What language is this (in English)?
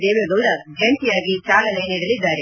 Kannada